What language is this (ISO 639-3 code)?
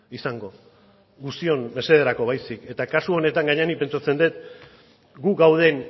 eus